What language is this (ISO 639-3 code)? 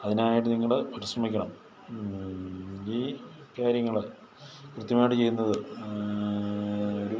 mal